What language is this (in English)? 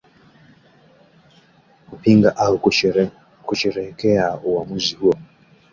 Swahili